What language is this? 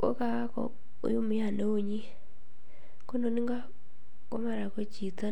Kalenjin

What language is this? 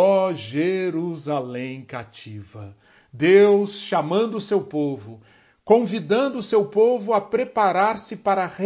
Portuguese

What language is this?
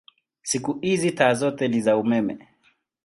Swahili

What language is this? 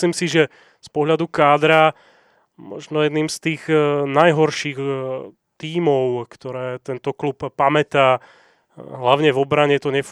Slovak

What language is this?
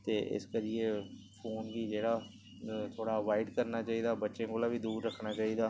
Dogri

